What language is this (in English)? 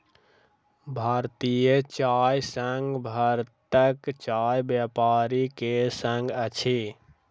Maithili